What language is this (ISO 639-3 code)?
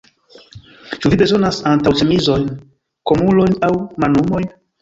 epo